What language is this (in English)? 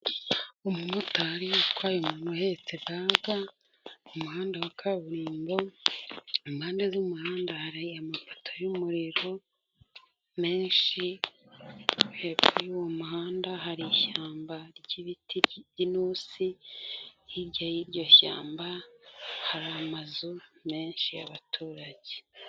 Kinyarwanda